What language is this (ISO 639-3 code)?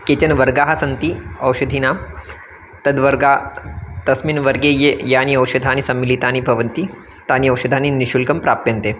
san